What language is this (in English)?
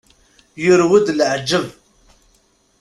Kabyle